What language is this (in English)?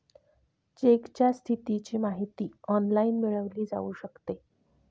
Marathi